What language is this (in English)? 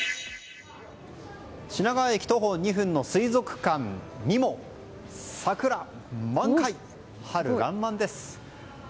Japanese